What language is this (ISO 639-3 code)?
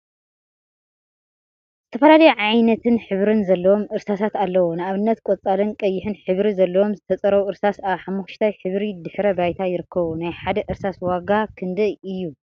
tir